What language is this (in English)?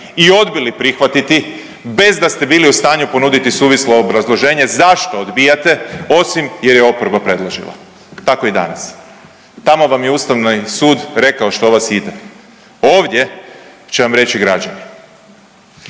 Croatian